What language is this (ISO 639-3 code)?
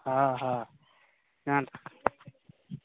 mai